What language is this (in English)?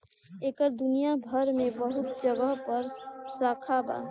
Bhojpuri